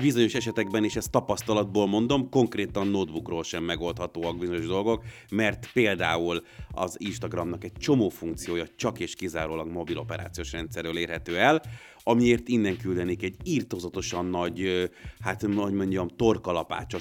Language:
Hungarian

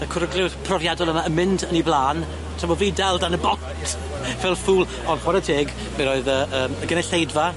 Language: Welsh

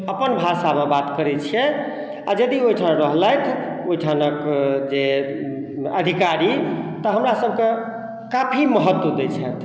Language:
Maithili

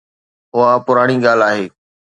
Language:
Sindhi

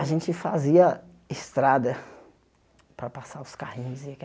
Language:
Portuguese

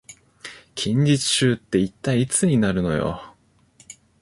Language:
Japanese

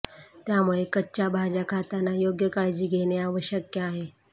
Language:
Marathi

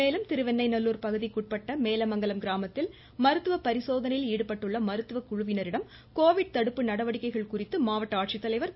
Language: Tamil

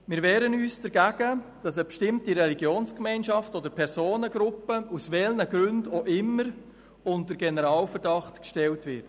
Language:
Swiss German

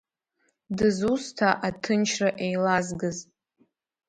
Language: Abkhazian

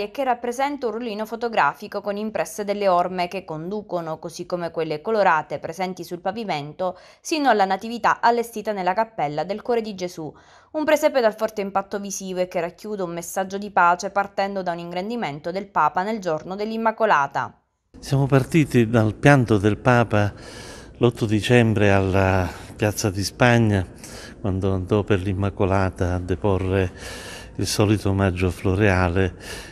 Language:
Italian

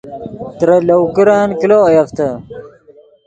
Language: Yidgha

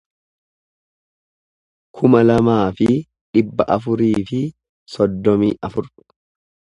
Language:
Oromo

